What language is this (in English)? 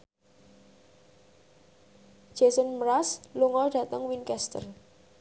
Javanese